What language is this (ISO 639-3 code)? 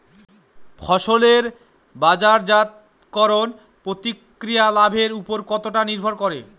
ben